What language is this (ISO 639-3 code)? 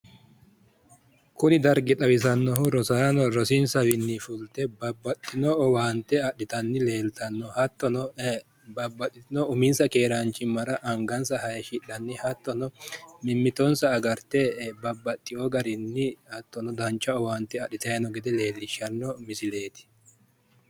sid